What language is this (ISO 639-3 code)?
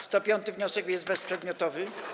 pol